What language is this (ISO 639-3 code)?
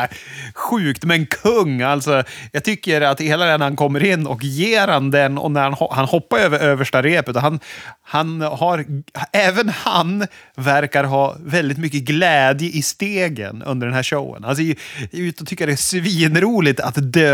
swe